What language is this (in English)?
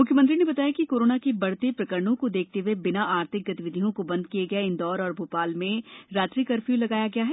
Hindi